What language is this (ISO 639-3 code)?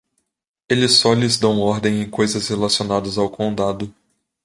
por